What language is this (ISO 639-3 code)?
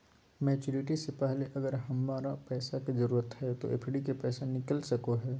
mag